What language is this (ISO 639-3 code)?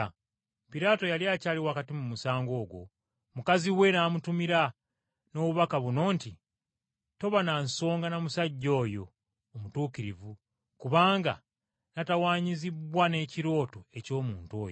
lug